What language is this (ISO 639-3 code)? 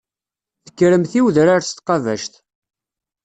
kab